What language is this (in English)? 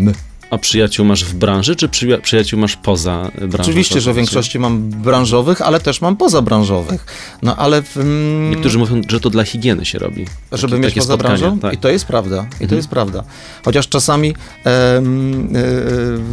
Polish